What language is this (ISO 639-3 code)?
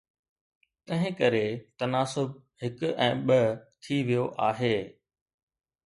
snd